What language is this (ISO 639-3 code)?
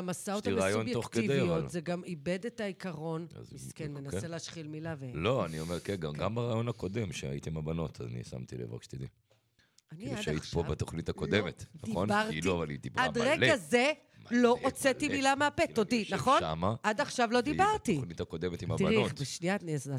heb